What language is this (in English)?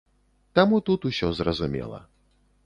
Belarusian